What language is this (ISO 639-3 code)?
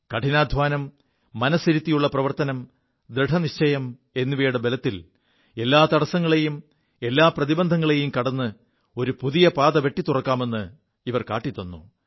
mal